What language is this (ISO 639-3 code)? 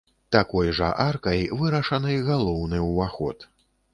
bel